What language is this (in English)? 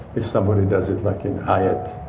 English